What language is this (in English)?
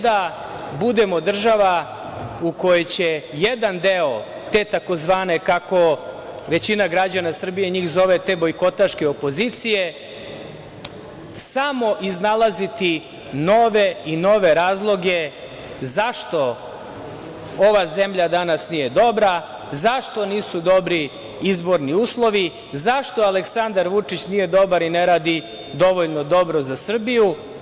Serbian